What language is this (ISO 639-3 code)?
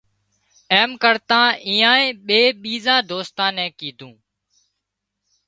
kxp